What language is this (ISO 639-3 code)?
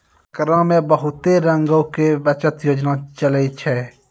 mai